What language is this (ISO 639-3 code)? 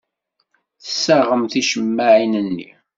kab